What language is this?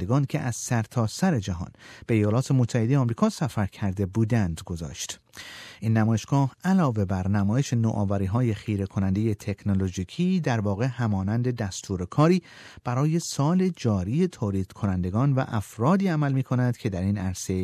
Persian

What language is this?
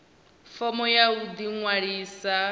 Venda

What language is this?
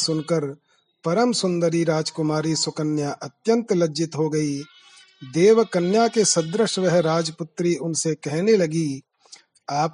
Hindi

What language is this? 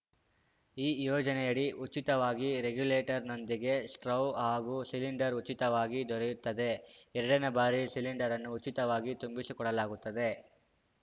Kannada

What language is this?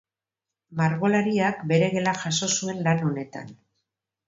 Basque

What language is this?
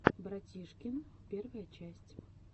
Russian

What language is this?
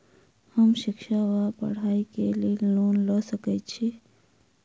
Maithili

